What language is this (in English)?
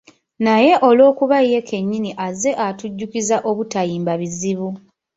Ganda